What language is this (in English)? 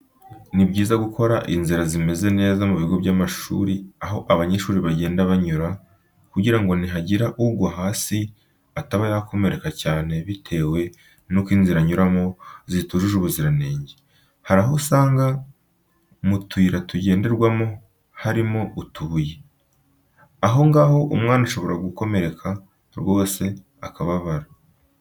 Kinyarwanda